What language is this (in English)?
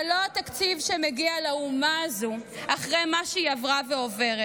Hebrew